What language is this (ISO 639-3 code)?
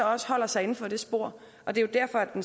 dan